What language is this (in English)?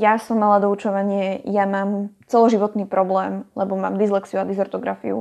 Slovak